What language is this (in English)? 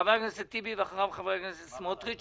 Hebrew